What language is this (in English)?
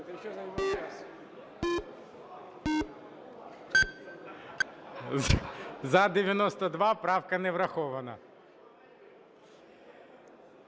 Ukrainian